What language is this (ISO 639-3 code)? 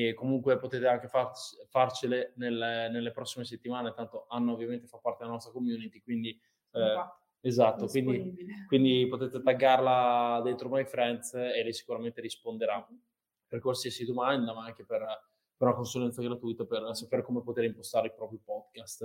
ita